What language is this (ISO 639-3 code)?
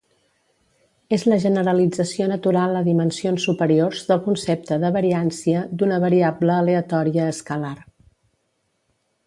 cat